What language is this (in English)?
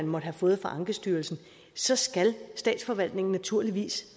Danish